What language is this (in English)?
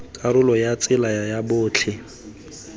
Tswana